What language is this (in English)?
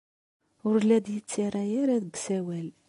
Kabyle